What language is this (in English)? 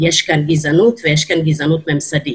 Hebrew